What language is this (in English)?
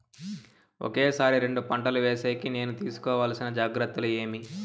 Telugu